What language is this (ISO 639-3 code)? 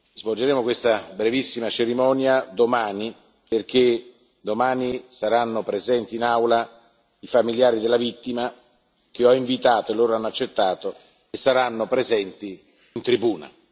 ita